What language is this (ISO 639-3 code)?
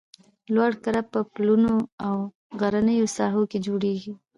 pus